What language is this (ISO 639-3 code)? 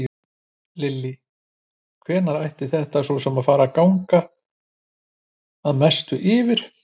isl